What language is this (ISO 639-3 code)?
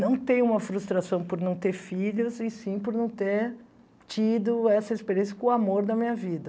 por